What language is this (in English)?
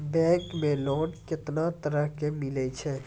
Maithili